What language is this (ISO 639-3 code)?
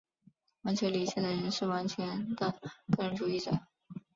zho